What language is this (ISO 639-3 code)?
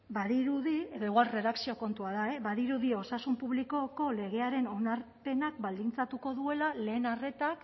eus